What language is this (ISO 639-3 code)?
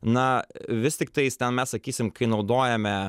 lit